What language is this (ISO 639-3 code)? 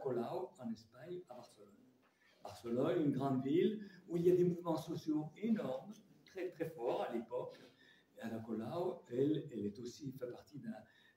fra